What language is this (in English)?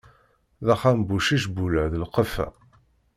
Kabyle